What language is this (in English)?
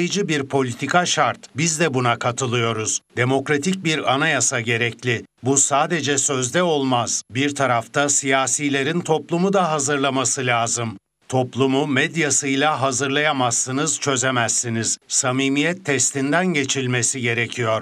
Turkish